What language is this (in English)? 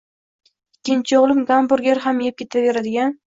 Uzbek